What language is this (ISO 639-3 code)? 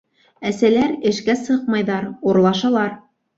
bak